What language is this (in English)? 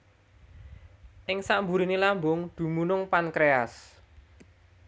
Javanese